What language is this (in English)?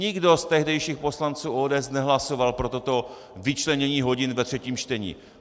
Czech